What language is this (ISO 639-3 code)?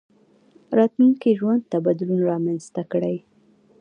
pus